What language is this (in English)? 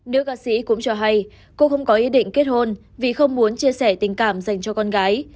Vietnamese